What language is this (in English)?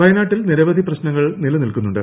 Malayalam